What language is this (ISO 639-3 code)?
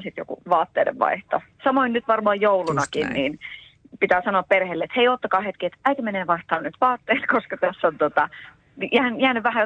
fin